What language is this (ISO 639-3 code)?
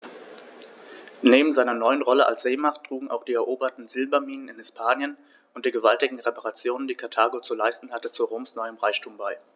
deu